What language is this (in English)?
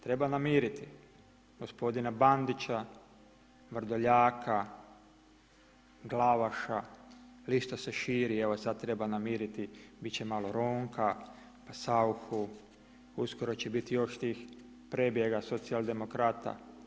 Croatian